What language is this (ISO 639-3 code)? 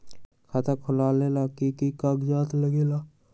mag